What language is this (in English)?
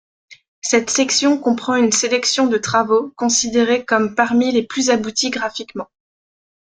French